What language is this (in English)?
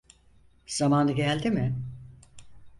Turkish